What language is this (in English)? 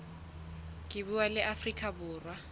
Southern Sotho